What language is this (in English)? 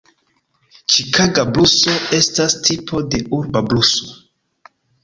Esperanto